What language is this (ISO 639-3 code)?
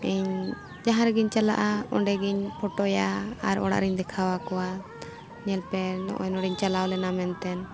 sat